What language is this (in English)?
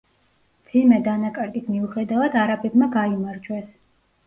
Georgian